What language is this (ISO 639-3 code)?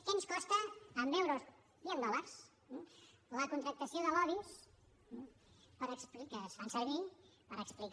cat